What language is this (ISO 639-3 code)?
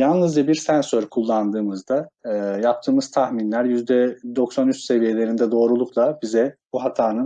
tur